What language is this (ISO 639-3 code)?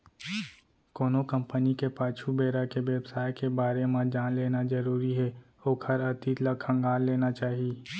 hne